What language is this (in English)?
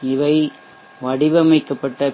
Tamil